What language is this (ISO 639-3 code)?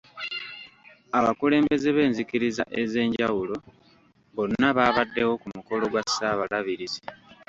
lug